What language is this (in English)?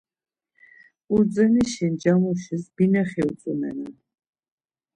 Laz